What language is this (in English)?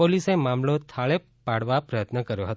Gujarati